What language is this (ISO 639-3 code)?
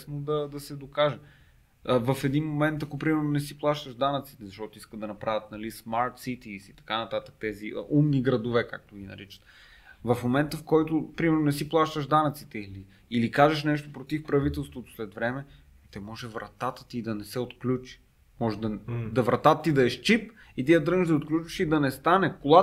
bul